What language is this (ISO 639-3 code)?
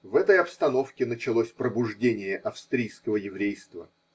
rus